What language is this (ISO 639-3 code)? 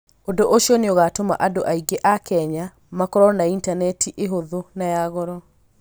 kik